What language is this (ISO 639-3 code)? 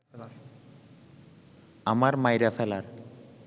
ben